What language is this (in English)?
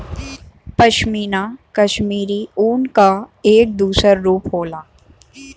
Bhojpuri